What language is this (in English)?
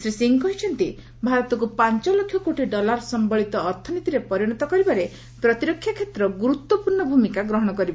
Odia